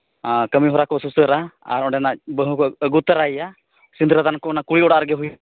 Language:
Santali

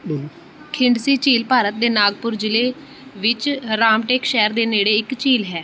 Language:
Punjabi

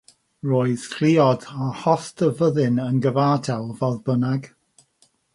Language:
Welsh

